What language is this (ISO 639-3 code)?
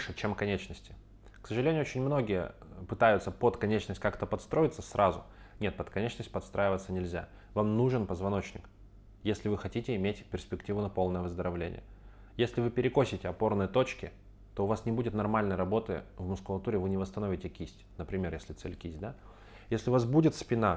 rus